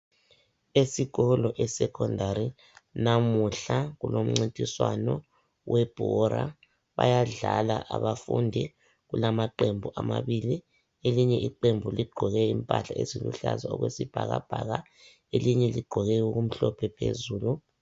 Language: North Ndebele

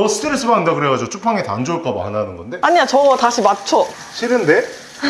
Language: Korean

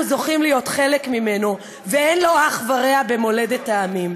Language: Hebrew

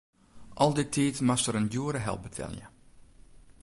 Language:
Western Frisian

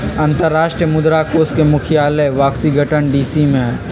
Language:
Magahi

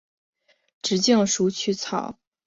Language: Chinese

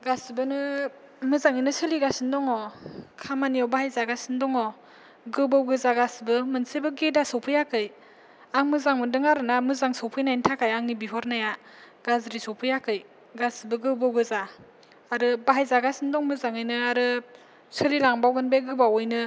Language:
Bodo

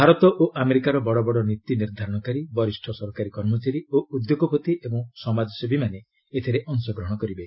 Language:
Odia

